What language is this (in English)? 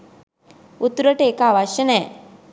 Sinhala